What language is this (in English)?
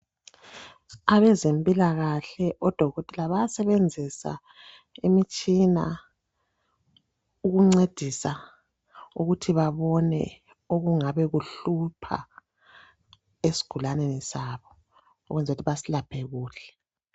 North Ndebele